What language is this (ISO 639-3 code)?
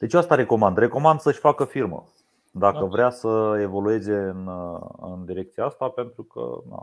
ron